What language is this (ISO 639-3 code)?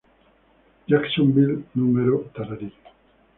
spa